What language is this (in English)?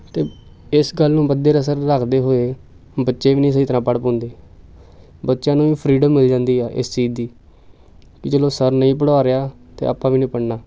Punjabi